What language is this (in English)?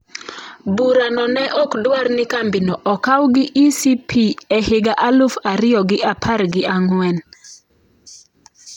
Luo (Kenya and Tanzania)